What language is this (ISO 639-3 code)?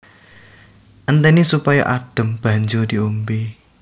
jav